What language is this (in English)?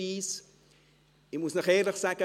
Swiss German